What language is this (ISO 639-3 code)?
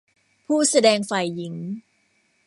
tha